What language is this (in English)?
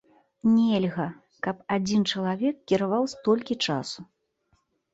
Belarusian